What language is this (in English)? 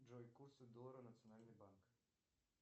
Russian